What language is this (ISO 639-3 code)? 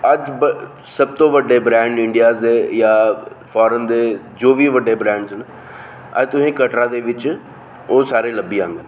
doi